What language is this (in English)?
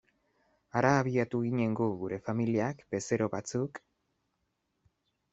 Basque